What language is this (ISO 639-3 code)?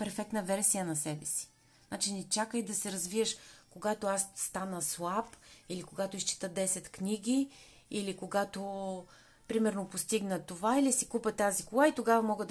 bul